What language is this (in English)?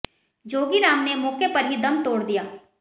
Hindi